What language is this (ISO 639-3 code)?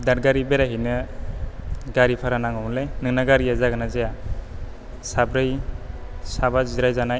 brx